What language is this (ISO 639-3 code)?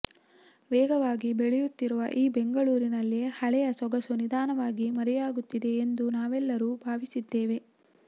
kan